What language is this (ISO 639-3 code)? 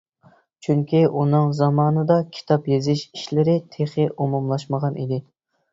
uig